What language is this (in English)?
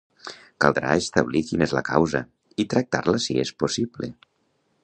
Catalan